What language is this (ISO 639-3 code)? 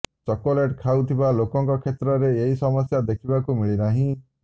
ori